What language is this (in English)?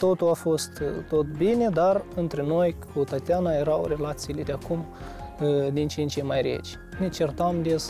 Romanian